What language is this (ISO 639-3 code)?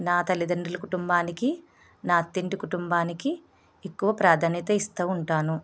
tel